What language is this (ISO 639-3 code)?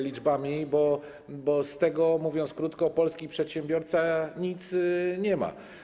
pol